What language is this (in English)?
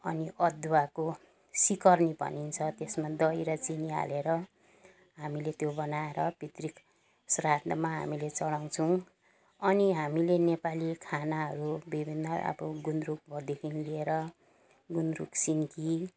Nepali